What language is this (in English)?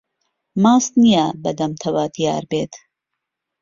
Central Kurdish